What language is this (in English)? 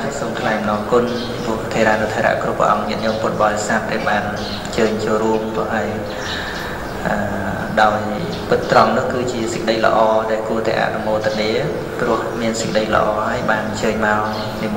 Vietnamese